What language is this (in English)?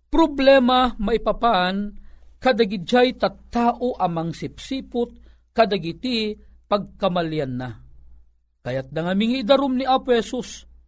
Filipino